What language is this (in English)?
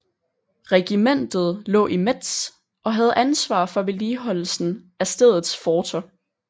Danish